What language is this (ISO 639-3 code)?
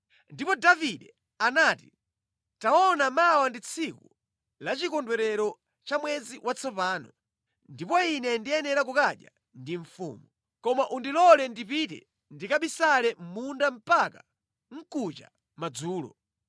nya